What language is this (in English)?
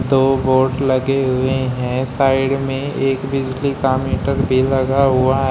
Hindi